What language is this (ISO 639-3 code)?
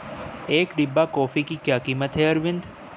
hin